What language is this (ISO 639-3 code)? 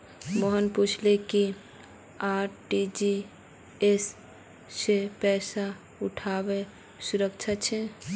mag